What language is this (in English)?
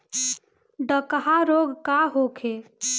Bhojpuri